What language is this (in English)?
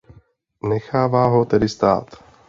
Czech